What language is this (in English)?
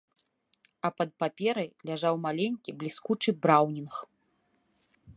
Belarusian